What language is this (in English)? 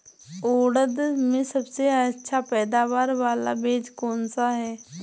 Hindi